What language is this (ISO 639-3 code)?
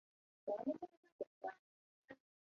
zho